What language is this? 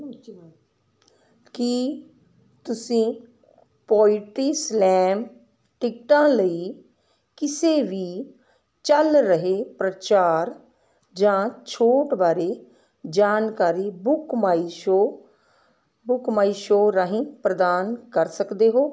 Punjabi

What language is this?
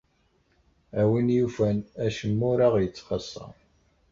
Kabyle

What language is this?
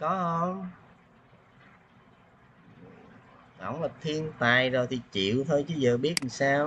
Vietnamese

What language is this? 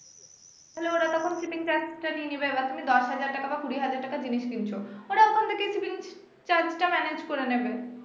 Bangla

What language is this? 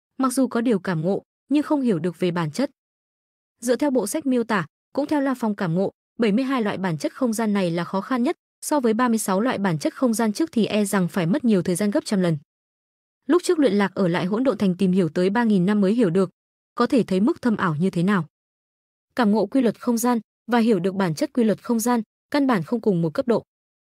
Vietnamese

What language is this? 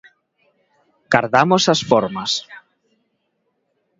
Galician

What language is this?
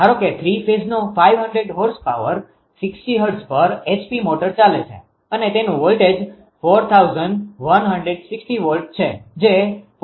Gujarati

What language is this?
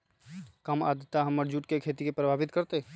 Magahi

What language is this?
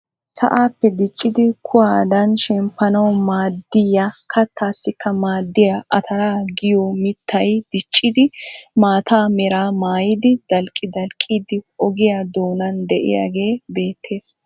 Wolaytta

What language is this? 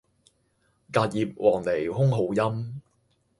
Cantonese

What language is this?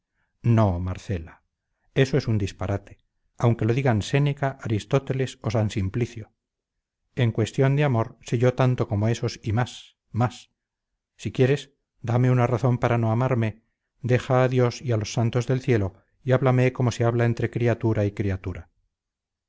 Spanish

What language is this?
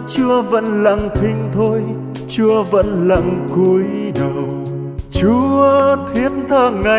Vietnamese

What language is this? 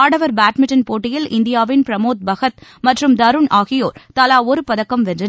Tamil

